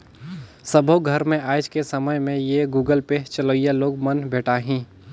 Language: Chhattisgarhi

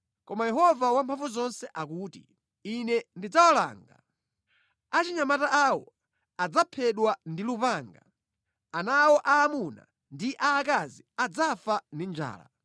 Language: Nyanja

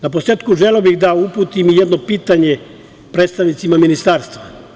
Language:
Serbian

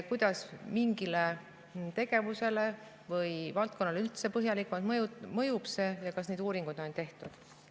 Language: Estonian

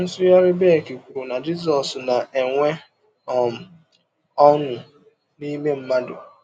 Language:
Igbo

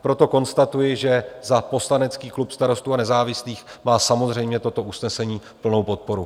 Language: Czech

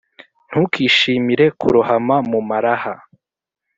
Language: Kinyarwanda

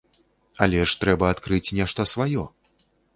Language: Belarusian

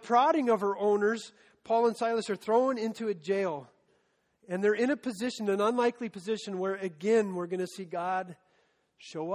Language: English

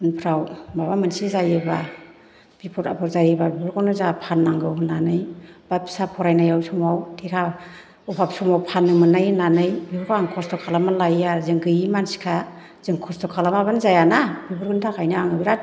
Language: Bodo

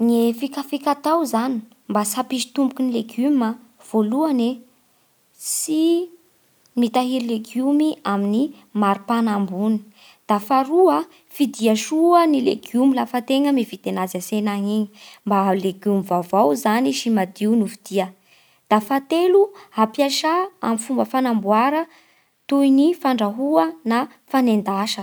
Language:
Bara Malagasy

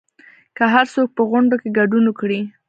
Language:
Pashto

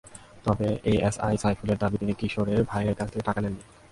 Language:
Bangla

